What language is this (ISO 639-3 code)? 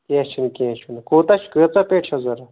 kas